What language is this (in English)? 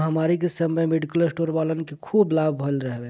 Bhojpuri